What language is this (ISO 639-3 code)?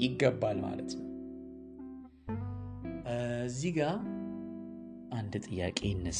amh